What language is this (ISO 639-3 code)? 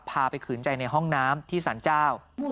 tha